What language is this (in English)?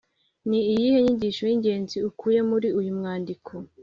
Kinyarwanda